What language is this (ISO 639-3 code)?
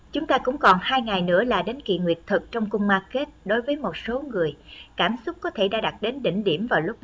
vie